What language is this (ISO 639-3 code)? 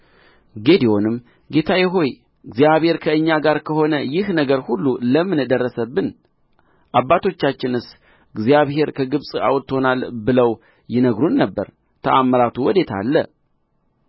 amh